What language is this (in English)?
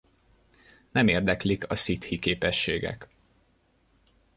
Hungarian